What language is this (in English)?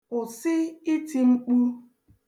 Igbo